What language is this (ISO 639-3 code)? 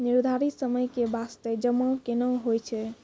mai